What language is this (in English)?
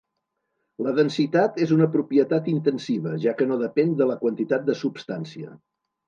Catalan